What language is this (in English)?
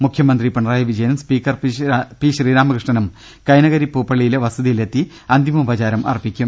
Malayalam